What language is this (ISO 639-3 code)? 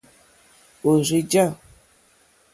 bri